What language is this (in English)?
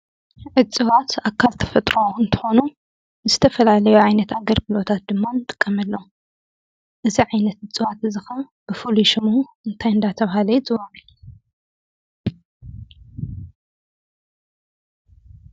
Tigrinya